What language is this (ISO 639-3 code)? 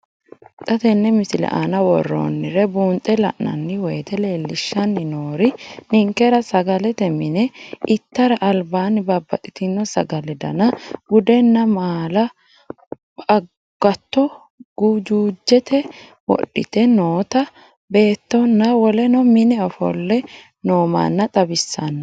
sid